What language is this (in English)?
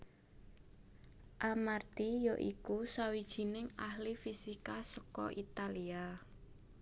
Javanese